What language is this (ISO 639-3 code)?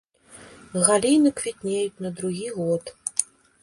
bel